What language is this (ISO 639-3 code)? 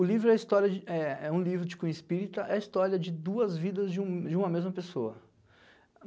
por